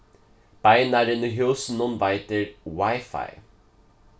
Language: Faroese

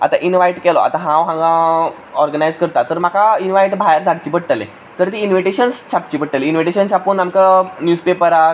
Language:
Konkani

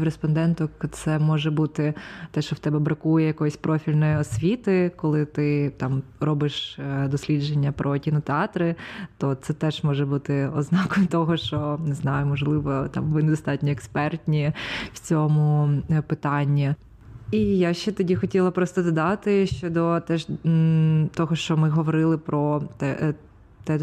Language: Ukrainian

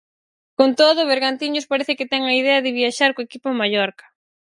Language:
Galician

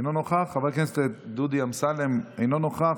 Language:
Hebrew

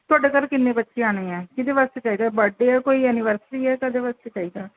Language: Punjabi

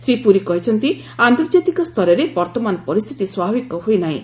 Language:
Odia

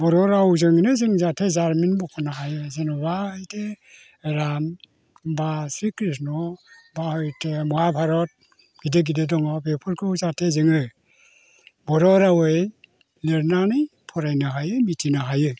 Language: Bodo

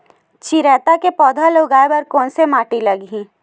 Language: Chhattisgarhi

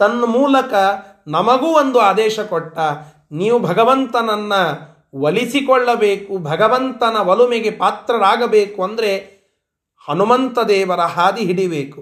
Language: Kannada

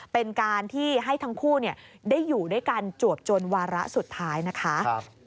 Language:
Thai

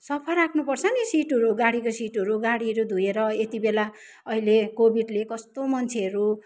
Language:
Nepali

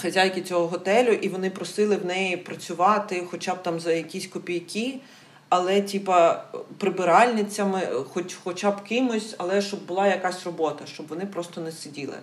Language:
Ukrainian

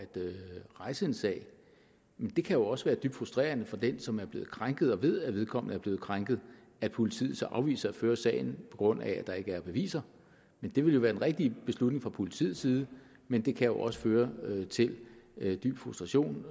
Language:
Danish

